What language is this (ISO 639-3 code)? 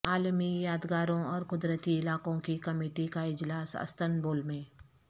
urd